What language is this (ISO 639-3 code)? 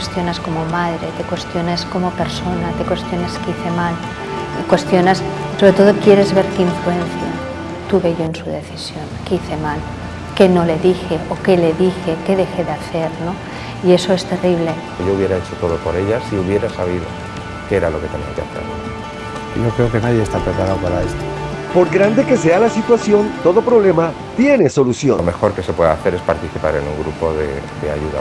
spa